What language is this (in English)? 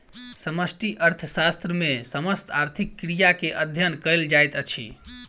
Maithili